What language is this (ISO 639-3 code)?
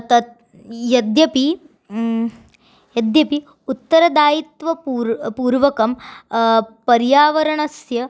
san